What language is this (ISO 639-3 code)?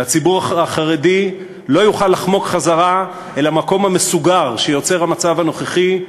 heb